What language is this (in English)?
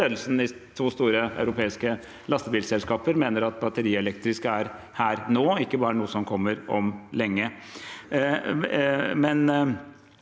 Norwegian